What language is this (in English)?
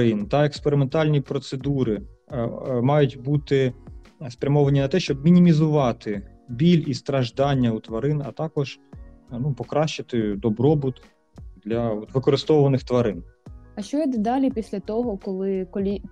Ukrainian